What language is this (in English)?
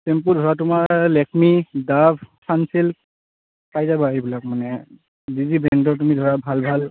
Assamese